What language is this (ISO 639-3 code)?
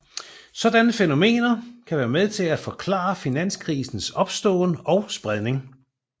dan